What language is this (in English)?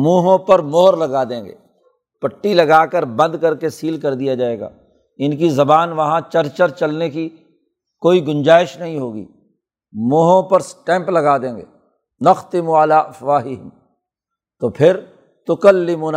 Urdu